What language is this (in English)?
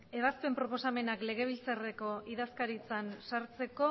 Basque